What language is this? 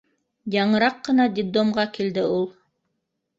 Bashkir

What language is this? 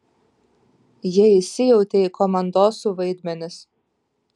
Lithuanian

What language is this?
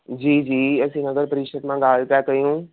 Sindhi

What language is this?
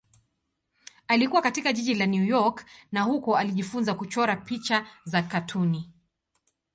Swahili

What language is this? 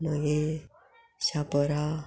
Konkani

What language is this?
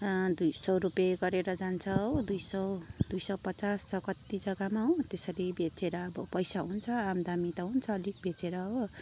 Nepali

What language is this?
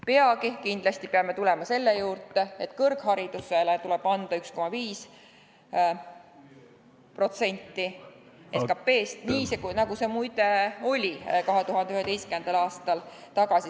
Estonian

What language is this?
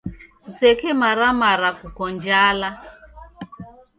Taita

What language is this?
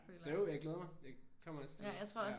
Danish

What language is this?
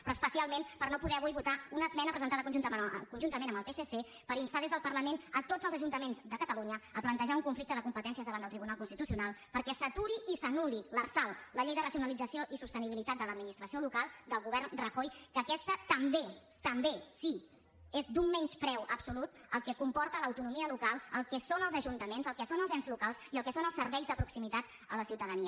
Catalan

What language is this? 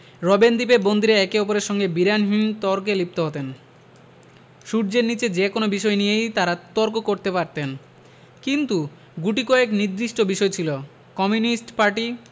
Bangla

